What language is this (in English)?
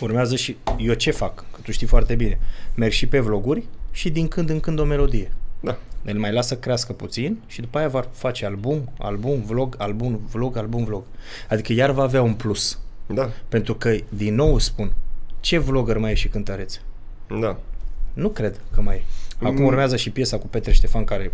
Romanian